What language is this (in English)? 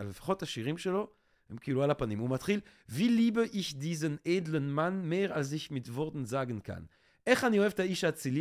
Hebrew